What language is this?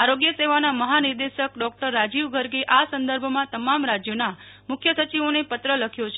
Gujarati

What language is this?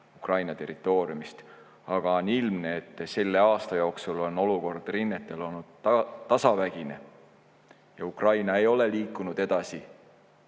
Estonian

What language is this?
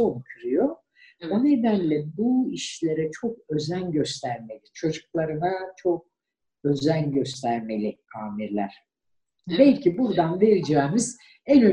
Turkish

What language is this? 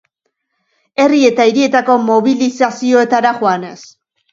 Basque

